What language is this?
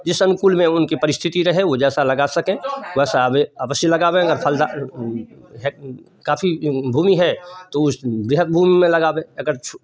Hindi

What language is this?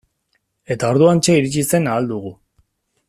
Basque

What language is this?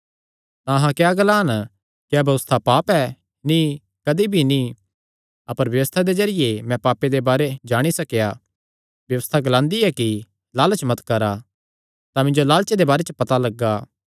Kangri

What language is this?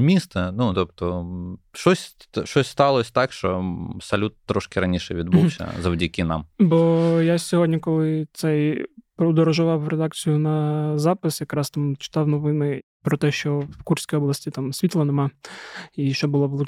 Ukrainian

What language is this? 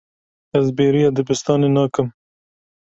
Kurdish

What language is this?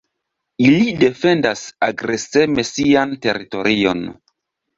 Esperanto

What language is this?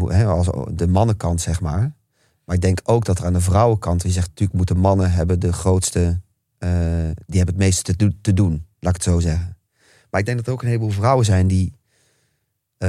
Dutch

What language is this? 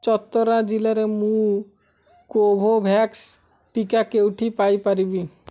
Odia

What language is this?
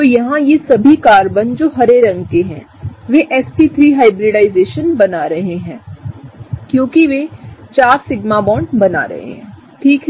Hindi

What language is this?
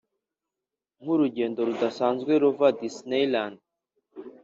Kinyarwanda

